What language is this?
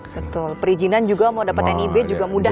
Indonesian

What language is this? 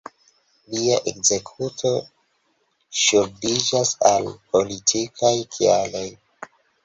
Esperanto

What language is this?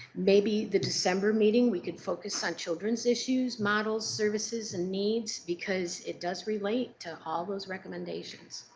English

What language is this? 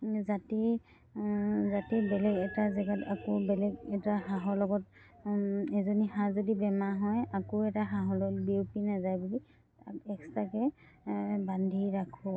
Assamese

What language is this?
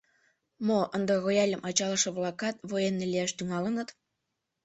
Mari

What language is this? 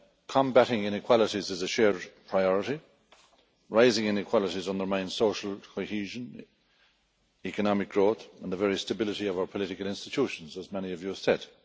English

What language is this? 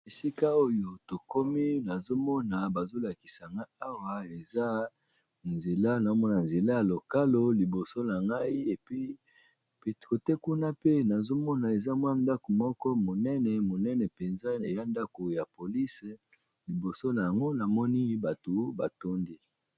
Lingala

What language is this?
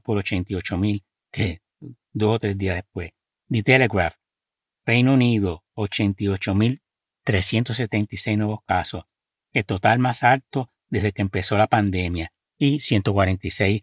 Spanish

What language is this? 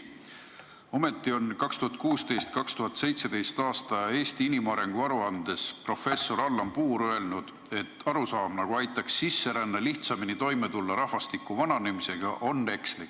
Estonian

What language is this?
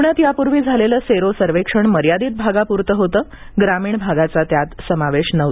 Marathi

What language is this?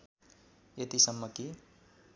Nepali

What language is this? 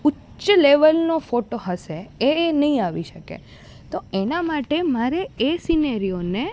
Gujarati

